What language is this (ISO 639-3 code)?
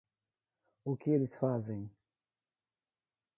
por